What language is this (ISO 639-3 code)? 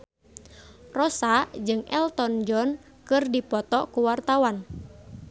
sun